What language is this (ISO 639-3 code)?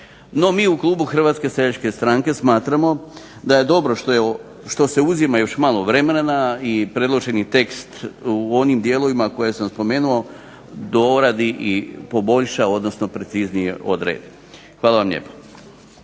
hrv